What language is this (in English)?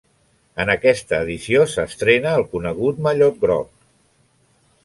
Catalan